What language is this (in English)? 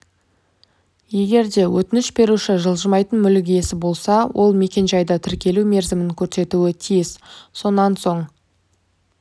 Kazakh